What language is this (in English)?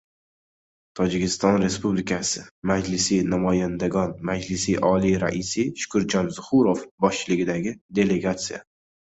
Uzbek